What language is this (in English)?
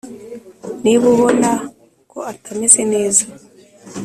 Kinyarwanda